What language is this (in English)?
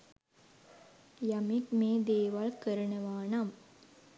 Sinhala